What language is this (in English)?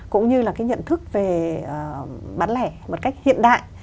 Vietnamese